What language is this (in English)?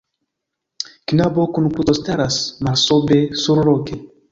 Esperanto